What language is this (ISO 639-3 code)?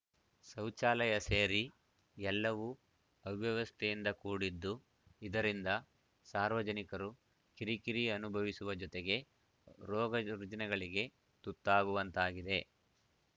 kan